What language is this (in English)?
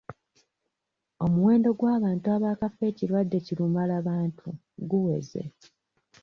Ganda